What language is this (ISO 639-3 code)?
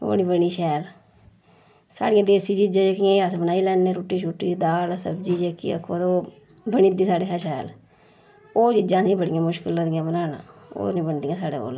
doi